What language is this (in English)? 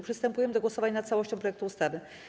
Polish